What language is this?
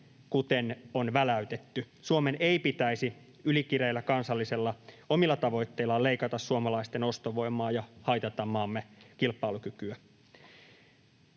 Finnish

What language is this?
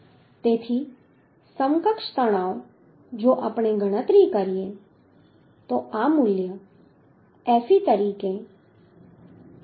Gujarati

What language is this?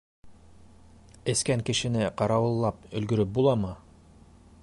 Bashkir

